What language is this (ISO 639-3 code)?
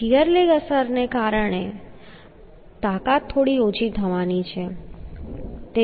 guj